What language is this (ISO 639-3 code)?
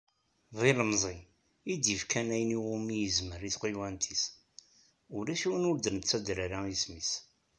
kab